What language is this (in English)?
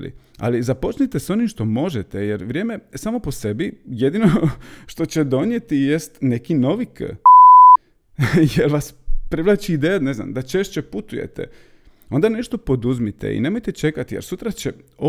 Croatian